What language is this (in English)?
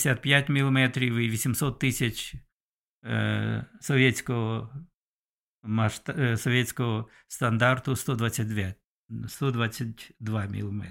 Ukrainian